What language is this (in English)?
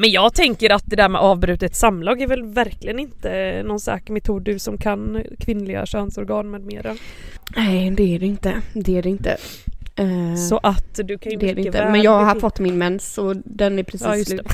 Swedish